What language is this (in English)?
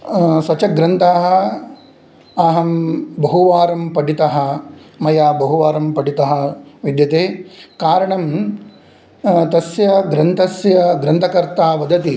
Sanskrit